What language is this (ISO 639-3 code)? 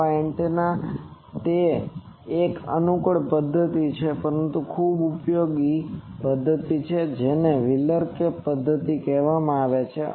guj